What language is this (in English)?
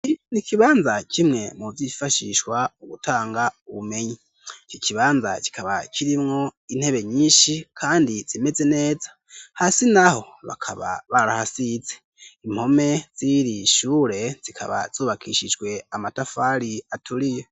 Rundi